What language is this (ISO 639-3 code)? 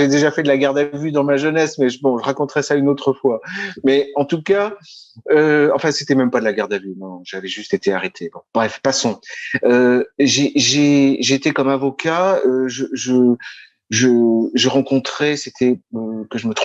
fra